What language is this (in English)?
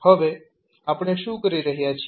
Gujarati